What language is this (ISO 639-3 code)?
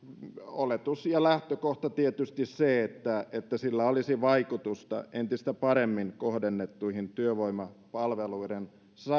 fin